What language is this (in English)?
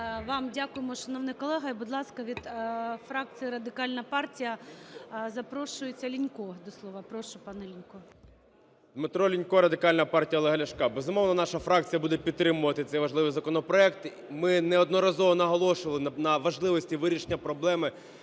Ukrainian